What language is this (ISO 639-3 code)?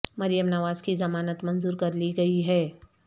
urd